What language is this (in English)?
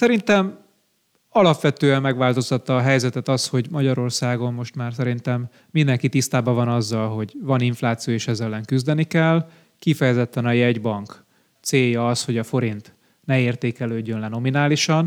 Hungarian